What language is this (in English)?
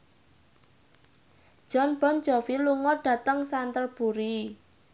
Javanese